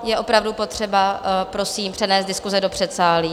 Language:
Czech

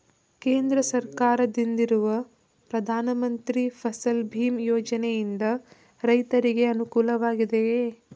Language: Kannada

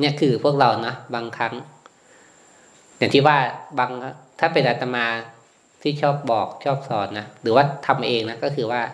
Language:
Thai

